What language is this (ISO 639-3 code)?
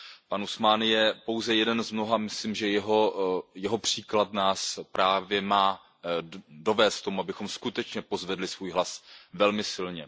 ces